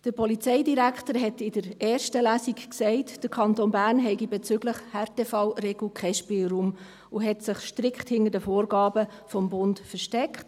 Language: Swiss German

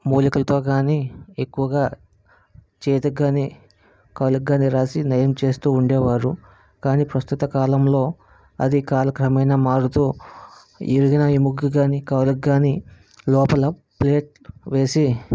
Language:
Telugu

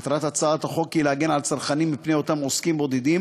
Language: Hebrew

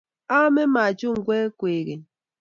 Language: Kalenjin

